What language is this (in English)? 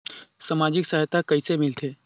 Chhattisgarhi